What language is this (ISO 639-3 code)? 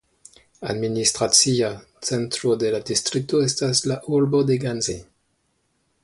epo